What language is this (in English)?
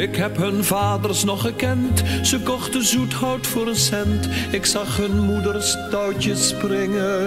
Dutch